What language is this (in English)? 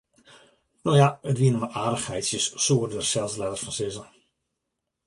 Western Frisian